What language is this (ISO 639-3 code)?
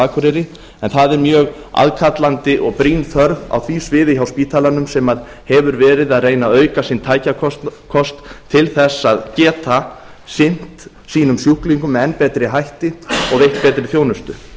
isl